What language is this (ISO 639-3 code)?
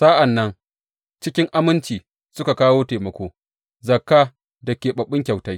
hau